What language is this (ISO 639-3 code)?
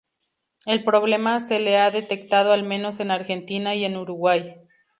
spa